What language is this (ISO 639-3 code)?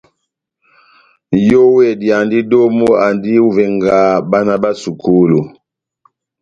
bnm